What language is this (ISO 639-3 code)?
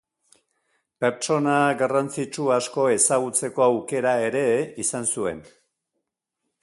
eus